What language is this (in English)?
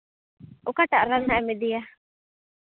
Santali